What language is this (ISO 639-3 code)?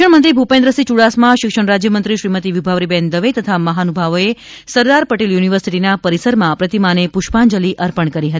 guj